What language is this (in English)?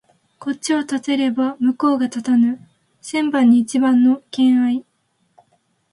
Japanese